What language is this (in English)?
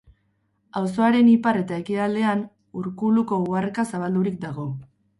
Basque